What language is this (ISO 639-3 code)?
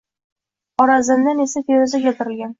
uzb